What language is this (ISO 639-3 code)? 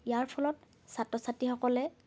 asm